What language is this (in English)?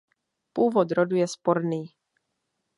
Czech